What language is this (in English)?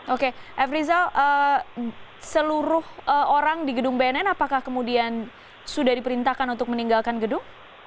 Indonesian